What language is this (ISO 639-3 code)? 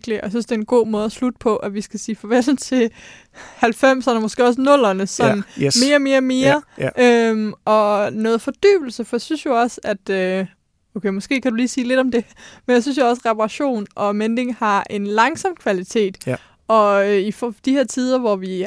dan